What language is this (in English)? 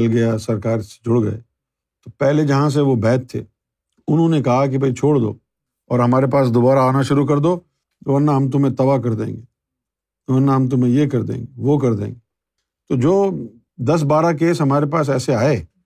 Urdu